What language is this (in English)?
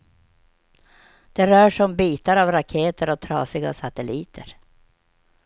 Swedish